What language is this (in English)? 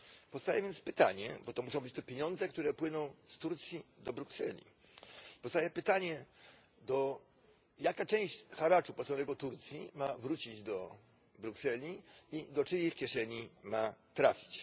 Polish